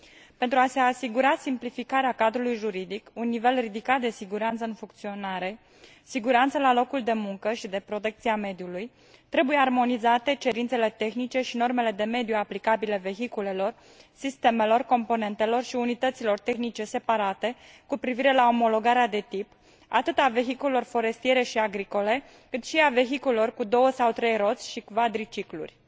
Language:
Romanian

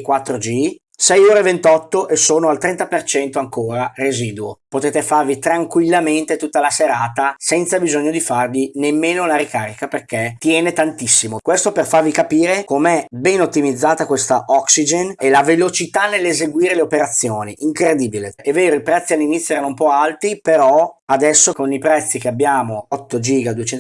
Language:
Italian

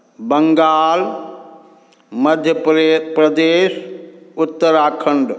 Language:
Maithili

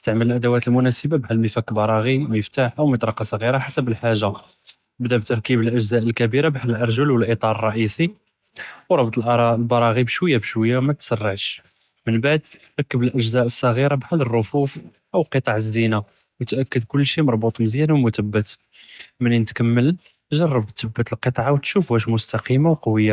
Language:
Judeo-Arabic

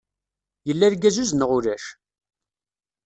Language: Kabyle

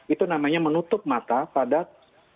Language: Indonesian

